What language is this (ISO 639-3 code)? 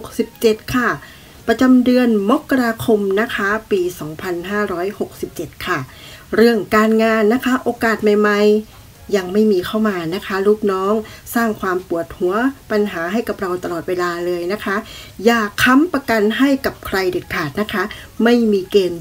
tha